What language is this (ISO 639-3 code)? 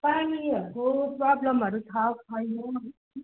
nep